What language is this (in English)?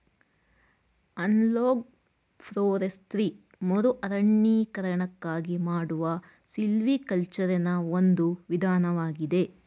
Kannada